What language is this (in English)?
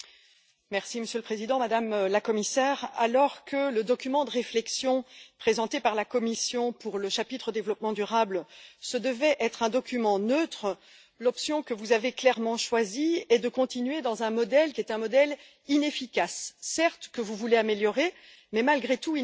French